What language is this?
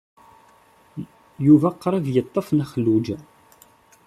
Kabyle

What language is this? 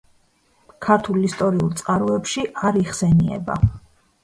Georgian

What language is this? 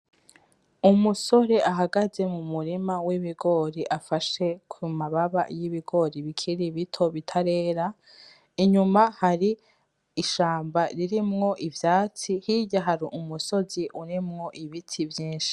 Rundi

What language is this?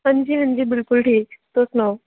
Dogri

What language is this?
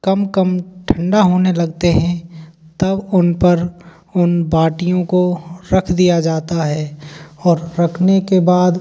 Hindi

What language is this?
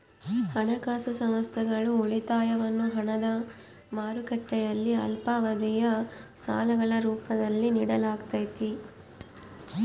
Kannada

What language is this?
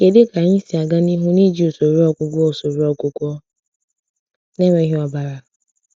Igbo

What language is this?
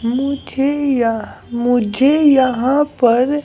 Hindi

